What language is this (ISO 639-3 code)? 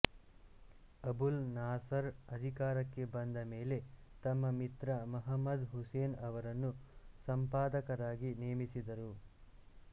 kan